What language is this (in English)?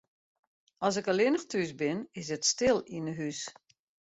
Western Frisian